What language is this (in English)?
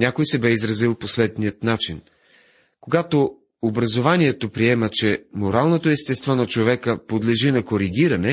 Bulgarian